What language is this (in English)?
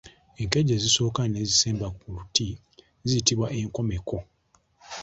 Ganda